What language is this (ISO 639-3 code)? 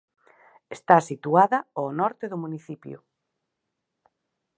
glg